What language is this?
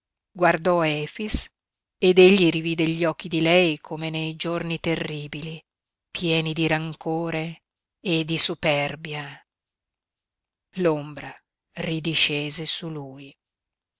Italian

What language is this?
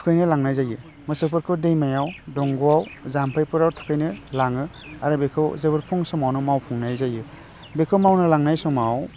Bodo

